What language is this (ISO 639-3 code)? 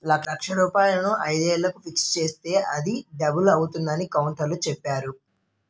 tel